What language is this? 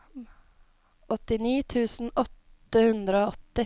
Norwegian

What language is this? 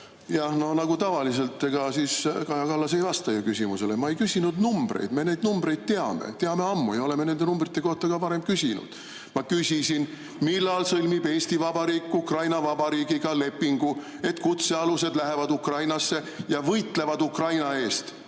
Estonian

